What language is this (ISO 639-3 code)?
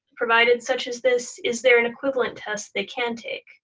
eng